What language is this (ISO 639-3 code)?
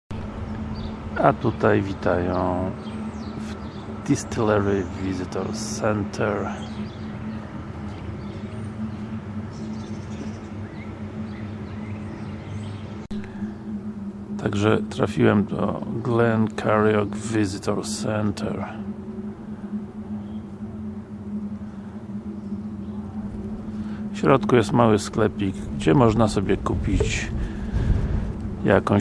pol